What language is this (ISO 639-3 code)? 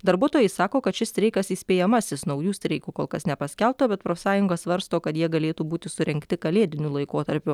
lit